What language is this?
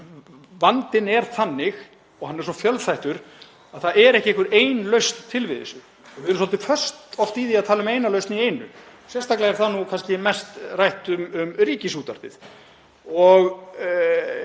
Icelandic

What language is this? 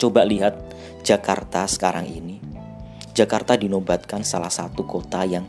Indonesian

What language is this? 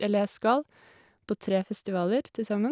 Norwegian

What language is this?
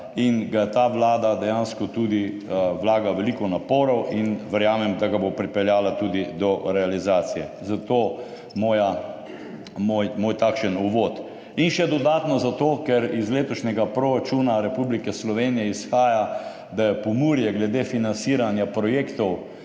Slovenian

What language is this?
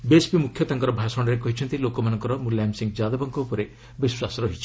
Odia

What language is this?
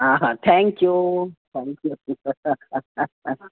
Sindhi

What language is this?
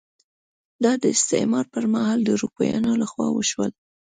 Pashto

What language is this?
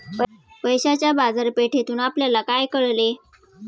Marathi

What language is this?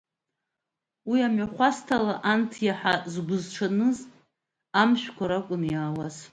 Abkhazian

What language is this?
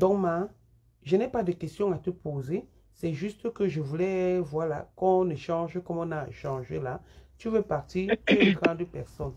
French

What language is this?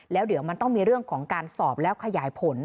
Thai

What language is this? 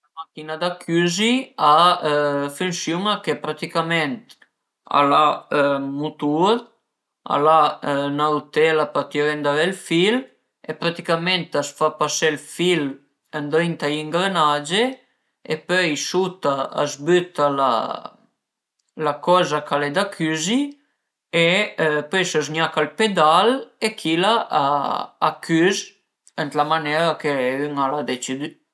Piedmontese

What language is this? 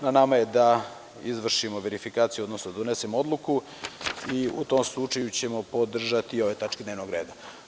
Serbian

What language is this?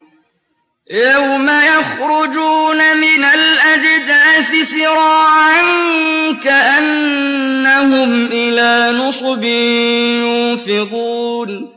Arabic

